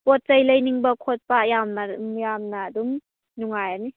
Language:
Manipuri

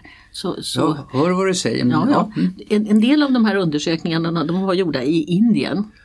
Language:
Swedish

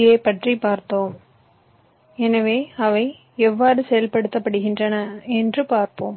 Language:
Tamil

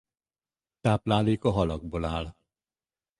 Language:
Hungarian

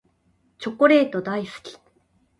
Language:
Japanese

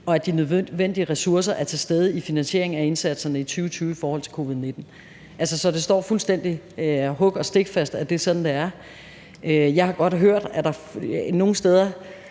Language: Danish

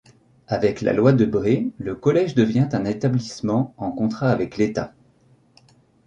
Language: French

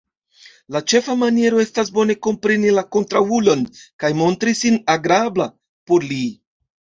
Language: Esperanto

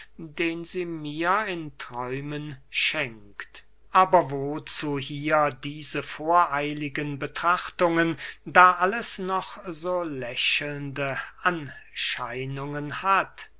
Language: German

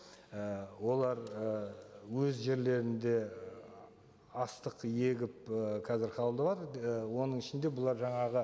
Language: Kazakh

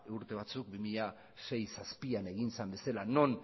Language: Basque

